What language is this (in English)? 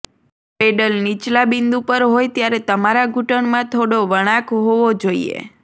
Gujarati